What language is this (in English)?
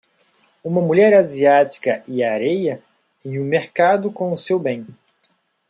Portuguese